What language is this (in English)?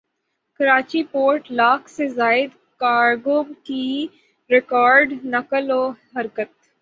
Urdu